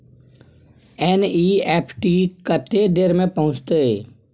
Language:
Maithili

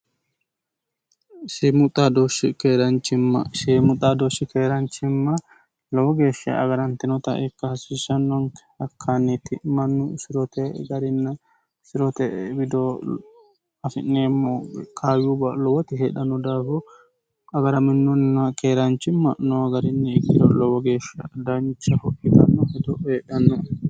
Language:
Sidamo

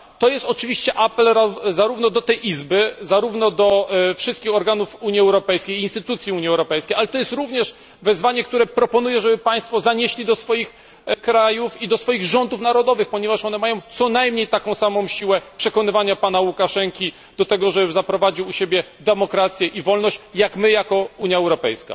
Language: Polish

